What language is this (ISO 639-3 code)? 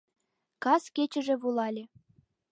chm